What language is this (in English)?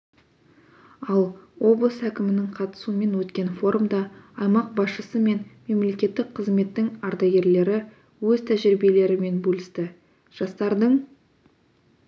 Kazakh